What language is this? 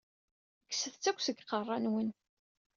Kabyle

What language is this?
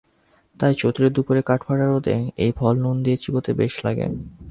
Bangla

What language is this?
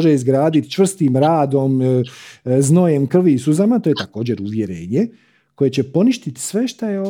Croatian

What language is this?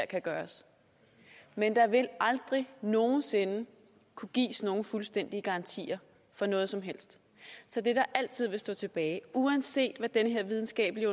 Danish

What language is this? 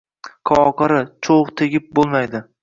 Uzbek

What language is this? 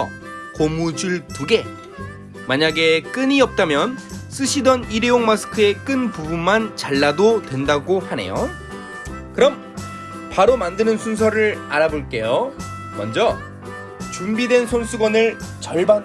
Korean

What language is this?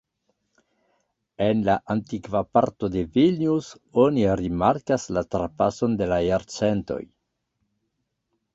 Esperanto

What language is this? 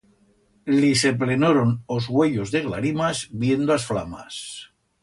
Aragonese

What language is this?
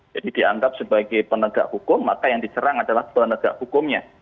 Indonesian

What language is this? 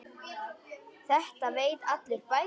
Icelandic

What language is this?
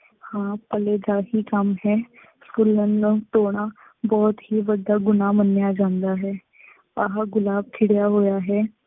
Punjabi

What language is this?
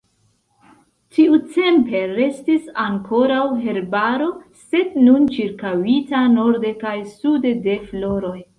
Esperanto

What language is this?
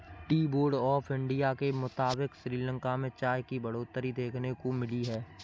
Hindi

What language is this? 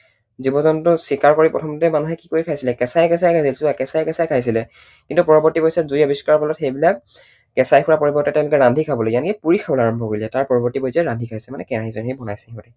Assamese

